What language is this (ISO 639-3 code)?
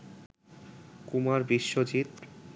ben